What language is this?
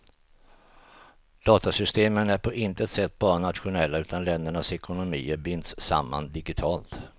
Swedish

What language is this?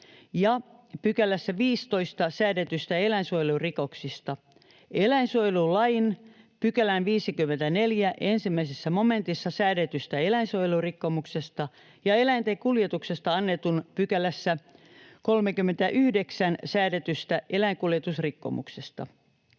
Finnish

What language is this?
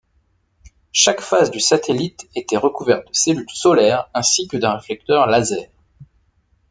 French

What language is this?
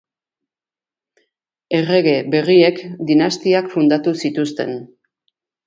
Basque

